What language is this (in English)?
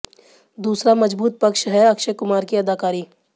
Hindi